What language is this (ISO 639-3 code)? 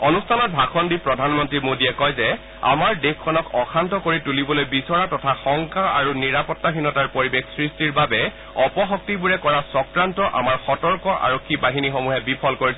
asm